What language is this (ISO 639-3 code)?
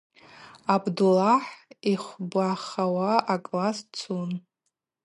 abq